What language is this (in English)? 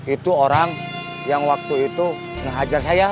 Indonesian